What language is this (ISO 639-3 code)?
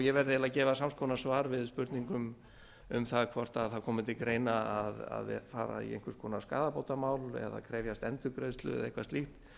isl